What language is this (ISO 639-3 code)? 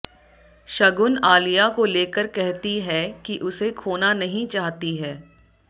hin